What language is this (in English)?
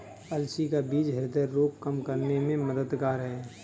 Hindi